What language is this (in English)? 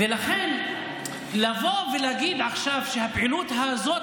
Hebrew